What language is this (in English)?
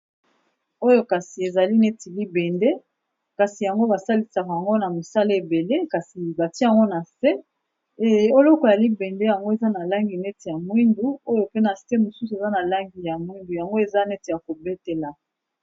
Lingala